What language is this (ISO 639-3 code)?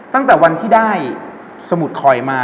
tha